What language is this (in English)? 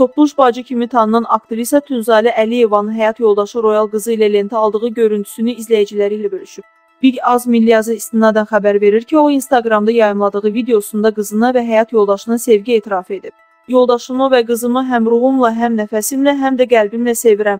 Turkish